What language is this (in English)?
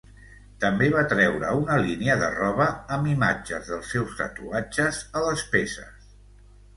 Catalan